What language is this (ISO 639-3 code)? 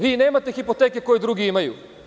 srp